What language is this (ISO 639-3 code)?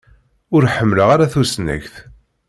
kab